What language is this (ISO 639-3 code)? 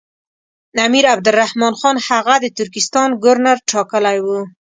pus